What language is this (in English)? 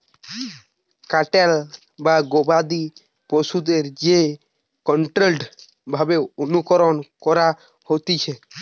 Bangla